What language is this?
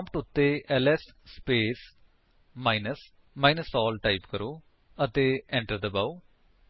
Punjabi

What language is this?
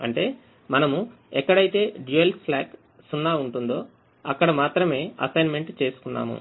Telugu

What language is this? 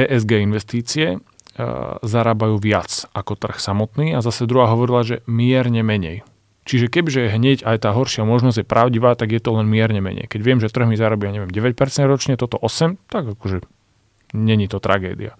Slovak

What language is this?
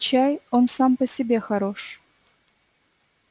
Russian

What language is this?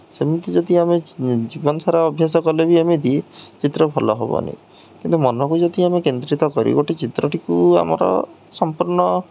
Odia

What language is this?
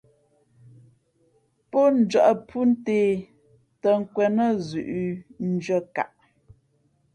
Fe'fe'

